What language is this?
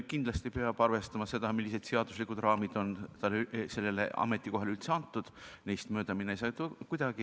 Estonian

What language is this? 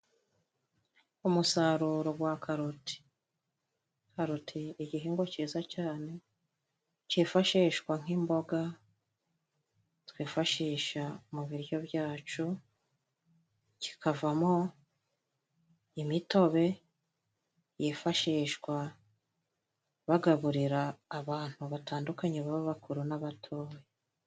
Kinyarwanda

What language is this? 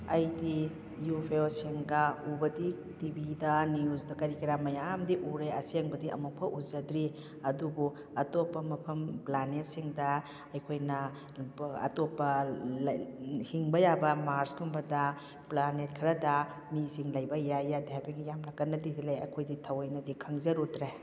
Manipuri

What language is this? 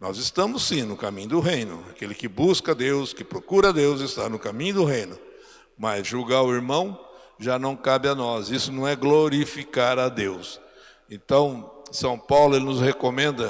Portuguese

